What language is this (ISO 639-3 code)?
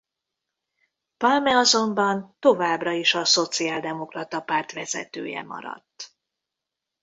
hun